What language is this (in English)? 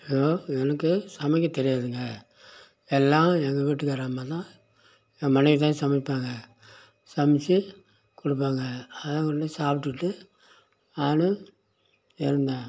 Tamil